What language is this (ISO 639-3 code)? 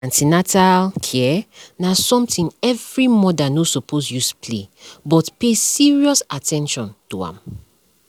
pcm